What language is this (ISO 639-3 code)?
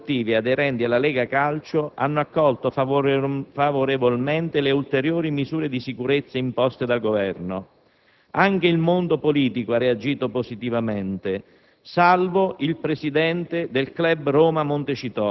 ita